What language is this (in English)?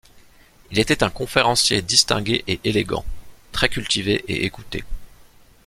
French